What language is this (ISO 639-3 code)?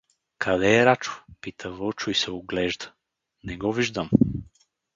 bul